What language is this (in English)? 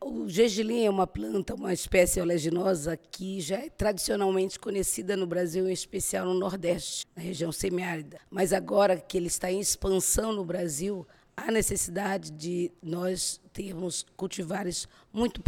Portuguese